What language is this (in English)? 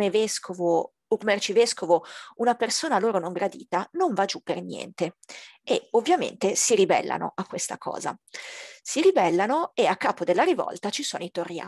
Italian